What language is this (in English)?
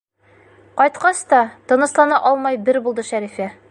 Bashkir